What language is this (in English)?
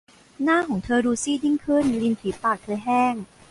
Thai